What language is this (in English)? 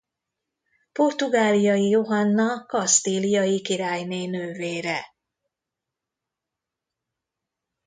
Hungarian